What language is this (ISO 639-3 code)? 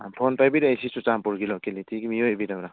mni